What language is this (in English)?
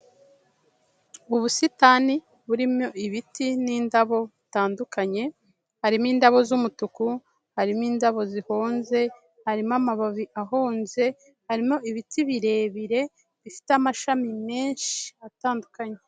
Kinyarwanda